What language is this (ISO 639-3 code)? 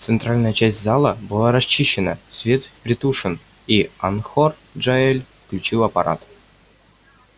rus